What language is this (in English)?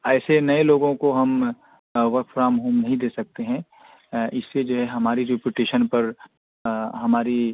Urdu